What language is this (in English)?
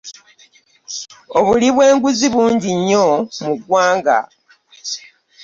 Ganda